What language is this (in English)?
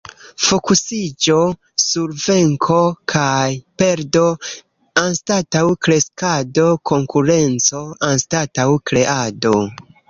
Esperanto